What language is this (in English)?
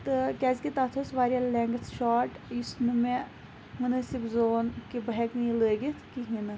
Kashmiri